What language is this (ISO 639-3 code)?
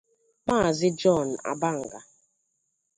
ibo